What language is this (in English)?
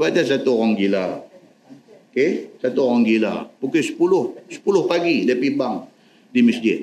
Malay